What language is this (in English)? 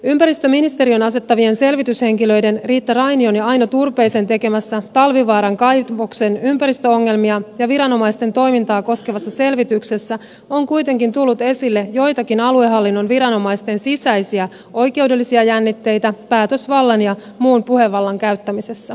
Finnish